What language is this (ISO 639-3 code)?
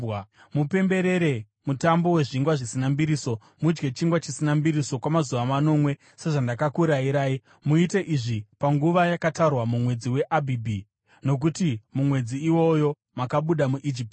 sna